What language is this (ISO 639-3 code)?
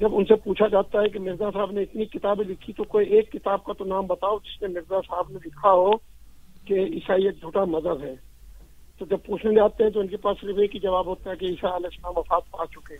urd